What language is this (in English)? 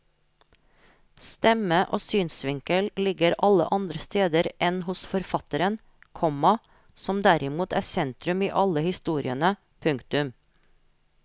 Norwegian